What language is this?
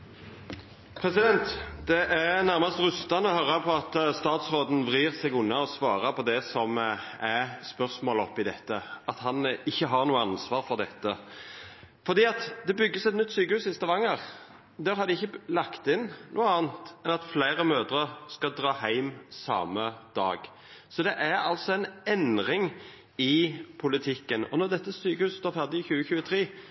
Norwegian Nynorsk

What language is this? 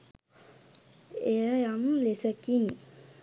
Sinhala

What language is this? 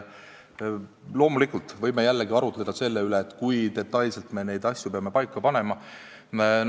Estonian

